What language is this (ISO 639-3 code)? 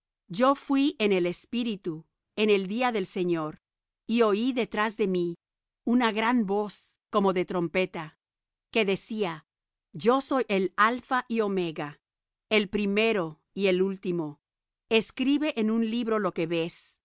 spa